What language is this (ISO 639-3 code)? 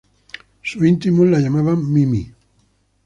spa